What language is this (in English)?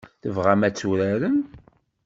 Kabyle